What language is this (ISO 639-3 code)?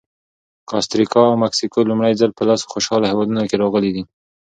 pus